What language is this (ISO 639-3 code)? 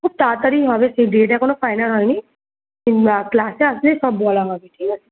ben